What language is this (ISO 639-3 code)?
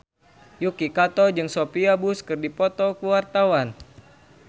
sun